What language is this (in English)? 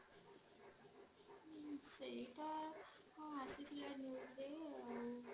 Odia